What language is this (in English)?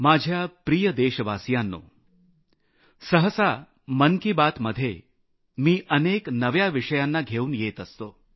Marathi